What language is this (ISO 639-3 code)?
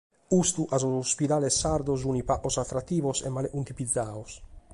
srd